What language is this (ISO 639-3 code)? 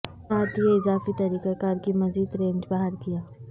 urd